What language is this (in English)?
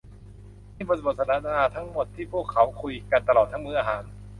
Thai